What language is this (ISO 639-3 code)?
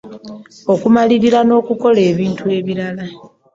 lug